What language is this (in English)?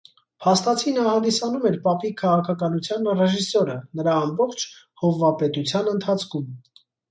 Armenian